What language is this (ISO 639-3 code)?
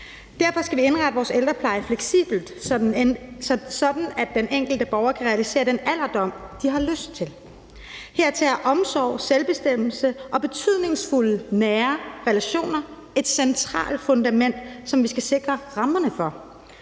dan